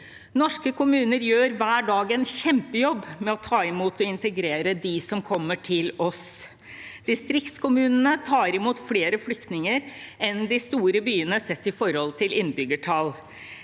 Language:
Norwegian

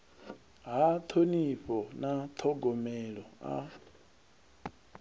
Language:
Venda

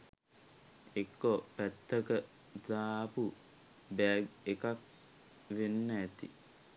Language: Sinhala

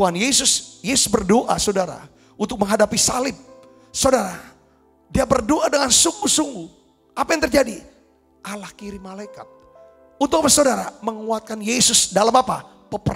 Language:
Indonesian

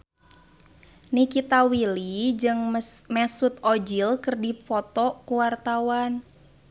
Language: Sundanese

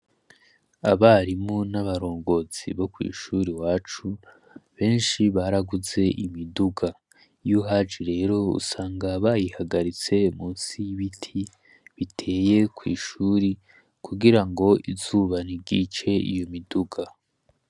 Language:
Rundi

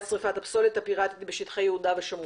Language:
Hebrew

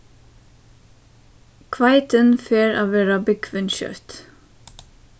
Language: Faroese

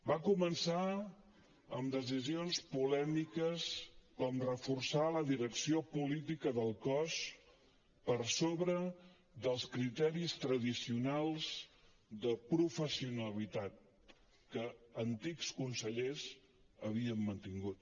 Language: Catalan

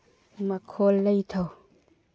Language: Manipuri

